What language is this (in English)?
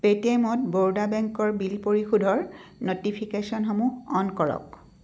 Assamese